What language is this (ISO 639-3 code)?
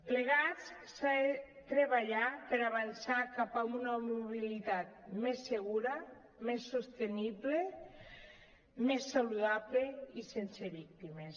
cat